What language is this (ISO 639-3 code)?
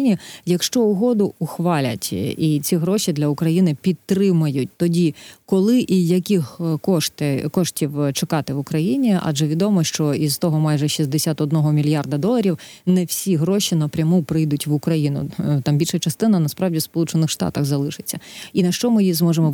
ukr